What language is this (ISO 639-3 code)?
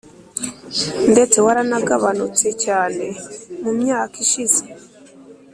kin